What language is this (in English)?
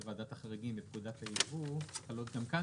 Hebrew